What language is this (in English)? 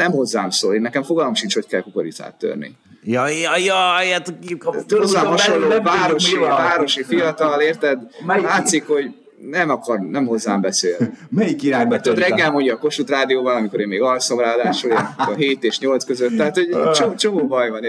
Hungarian